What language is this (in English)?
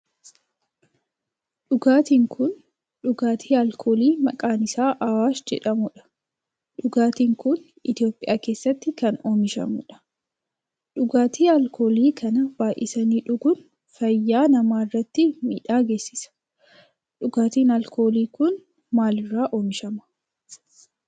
Oromo